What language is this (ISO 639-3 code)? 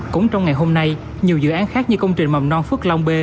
vie